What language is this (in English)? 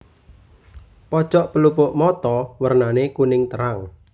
Javanese